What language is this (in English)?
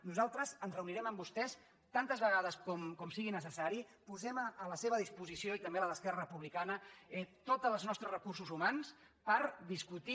Catalan